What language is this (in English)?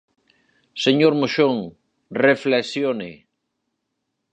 Galician